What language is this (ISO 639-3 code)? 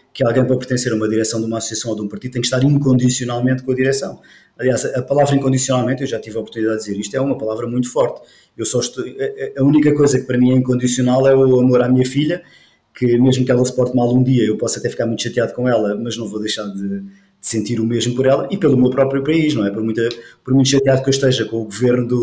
por